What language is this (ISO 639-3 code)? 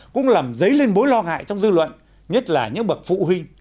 vie